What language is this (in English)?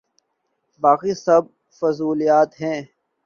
Urdu